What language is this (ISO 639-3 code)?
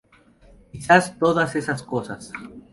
spa